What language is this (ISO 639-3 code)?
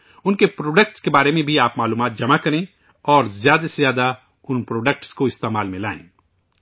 urd